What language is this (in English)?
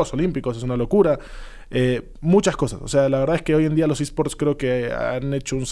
Spanish